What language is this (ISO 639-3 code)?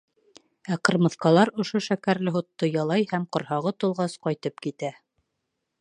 bak